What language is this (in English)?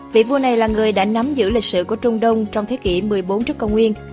Vietnamese